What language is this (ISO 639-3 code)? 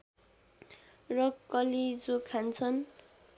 nep